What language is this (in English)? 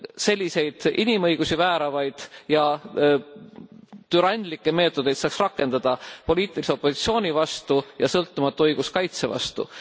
Estonian